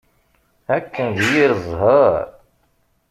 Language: Kabyle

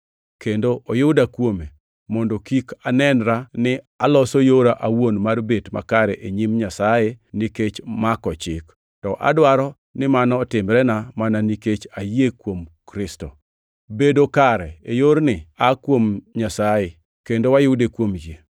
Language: Luo (Kenya and Tanzania)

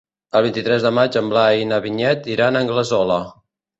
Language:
Catalan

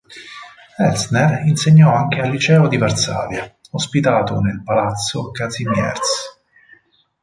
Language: Italian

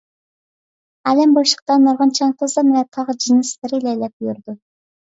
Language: Uyghur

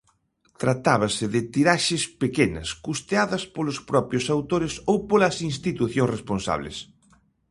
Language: Galician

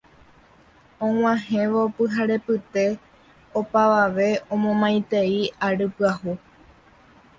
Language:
Guarani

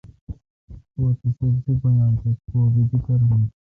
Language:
Kalkoti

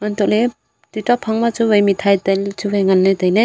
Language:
Wancho Naga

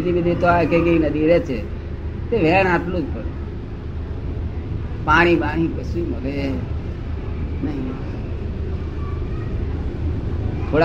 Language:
Gujarati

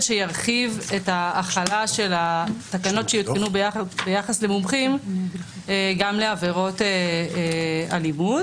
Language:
Hebrew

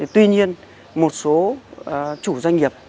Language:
Vietnamese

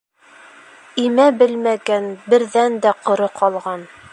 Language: Bashkir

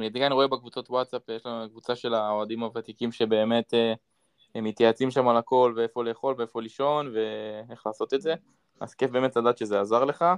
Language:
Hebrew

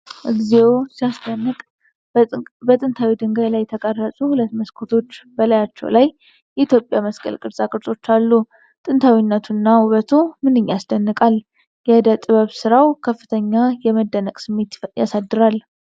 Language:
Amharic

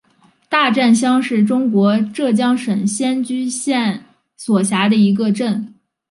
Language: Chinese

